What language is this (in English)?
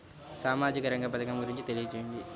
Telugu